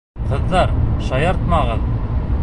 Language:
Bashkir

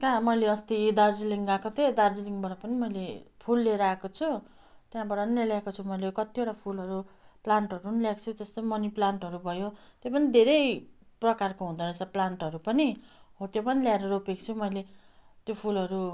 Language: Nepali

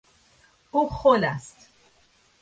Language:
Persian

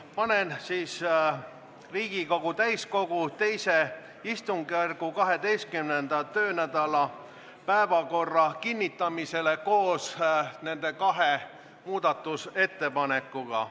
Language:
Estonian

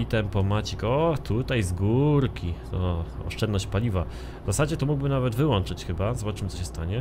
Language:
Polish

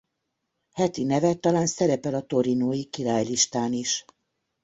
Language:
Hungarian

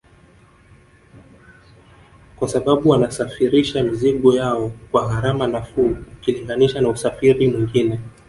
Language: Swahili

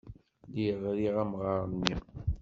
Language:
Kabyle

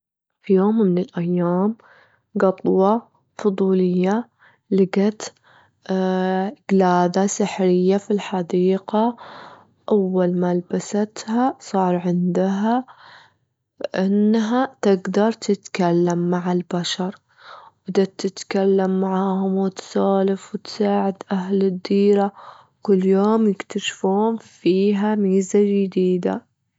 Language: Gulf Arabic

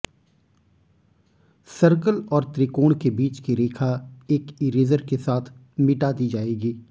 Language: Hindi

